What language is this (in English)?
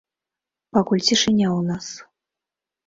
Belarusian